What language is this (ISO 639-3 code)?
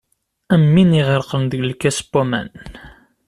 kab